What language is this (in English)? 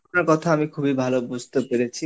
Bangla